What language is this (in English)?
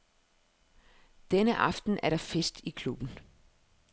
Danish